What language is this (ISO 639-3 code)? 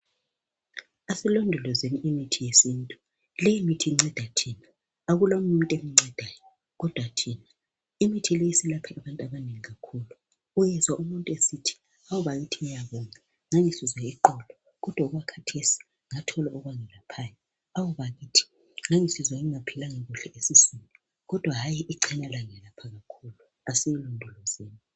nde